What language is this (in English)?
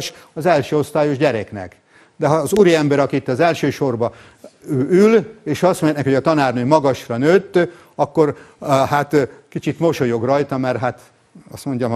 Hungarian